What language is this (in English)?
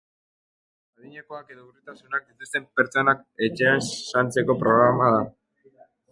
Basque